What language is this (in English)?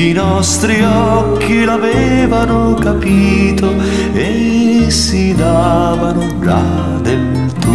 Romanian